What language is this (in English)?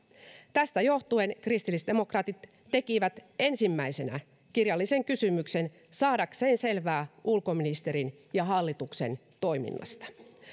Finnish